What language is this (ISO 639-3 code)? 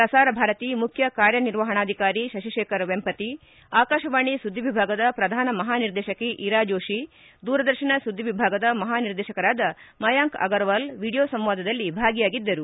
kan